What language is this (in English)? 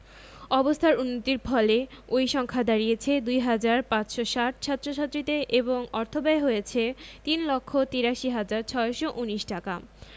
Bangla